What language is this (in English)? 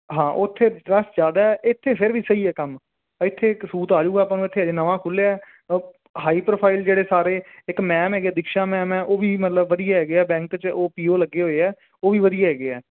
Punjabi